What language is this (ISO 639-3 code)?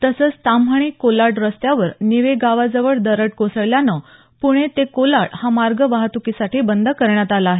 mar